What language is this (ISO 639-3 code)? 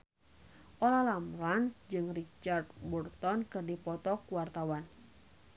sun